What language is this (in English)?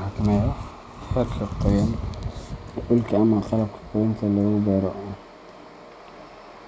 Somali